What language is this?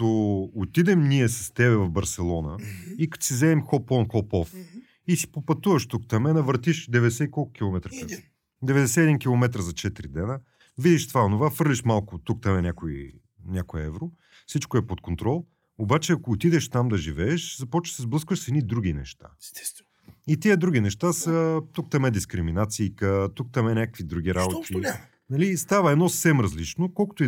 Bulgarian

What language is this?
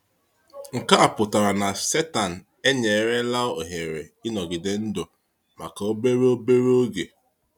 Igbo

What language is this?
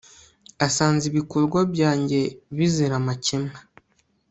Kinyarwanda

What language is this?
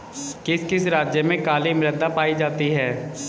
Hindi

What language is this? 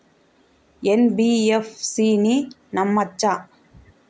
Telugu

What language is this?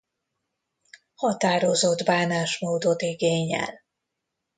Hungarian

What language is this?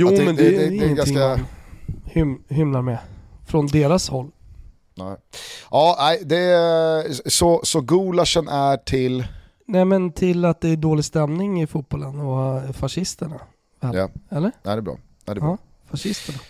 Swedish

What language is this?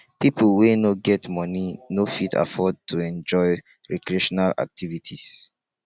Nigerian Pidgin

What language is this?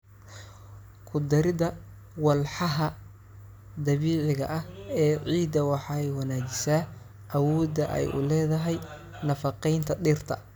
Somali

